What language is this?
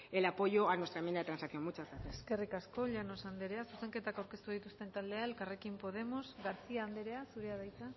Basque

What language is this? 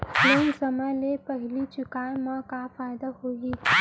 Chhattisgarhi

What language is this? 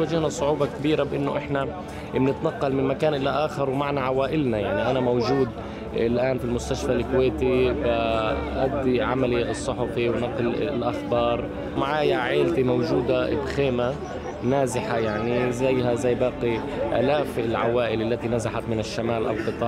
Arabic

